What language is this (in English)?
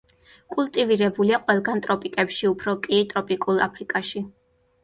Georgian